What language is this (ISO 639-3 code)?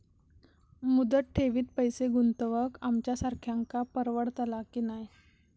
mar